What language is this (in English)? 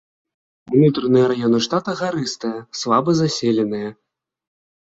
Belarusian